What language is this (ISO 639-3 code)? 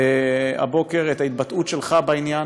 heb